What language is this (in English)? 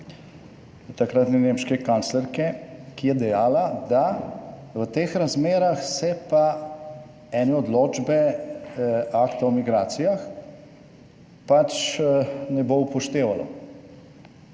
Slovenian